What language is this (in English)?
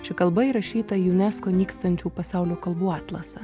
Lithuanian